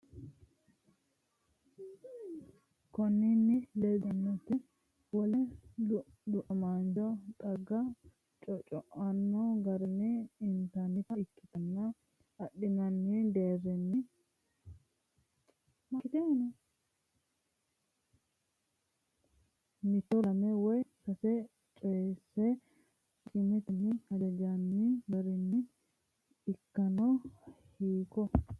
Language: Sidamo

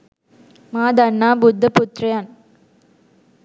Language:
Sinhala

